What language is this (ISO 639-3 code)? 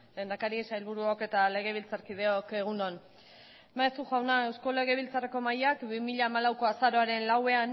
eus